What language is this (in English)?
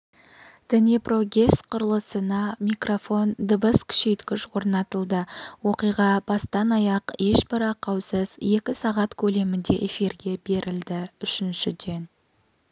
Kazakh